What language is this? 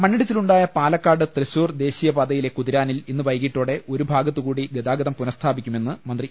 Malayalam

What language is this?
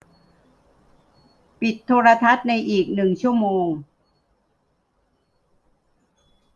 Thai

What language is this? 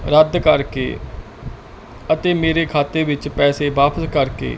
Punjabi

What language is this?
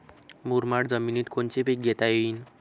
Marathi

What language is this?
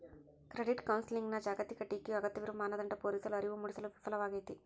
Kannada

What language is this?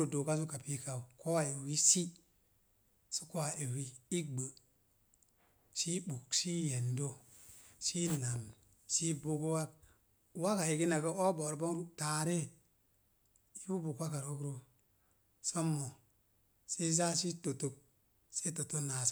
Mom Jango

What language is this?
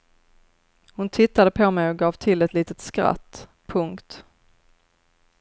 Swedish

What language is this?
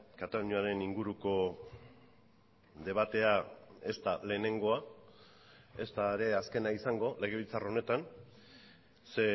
Basque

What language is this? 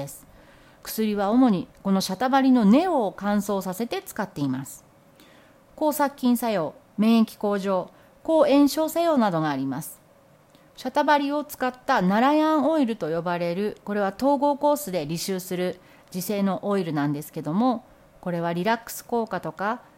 Japanese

